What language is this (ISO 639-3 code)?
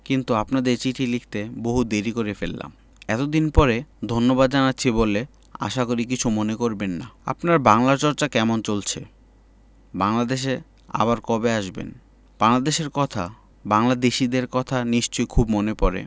ben